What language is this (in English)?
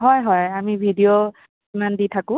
Assamese